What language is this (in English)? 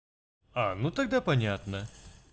Russian